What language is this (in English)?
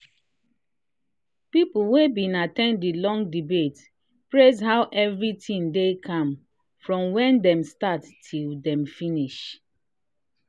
Nigerian Pidgin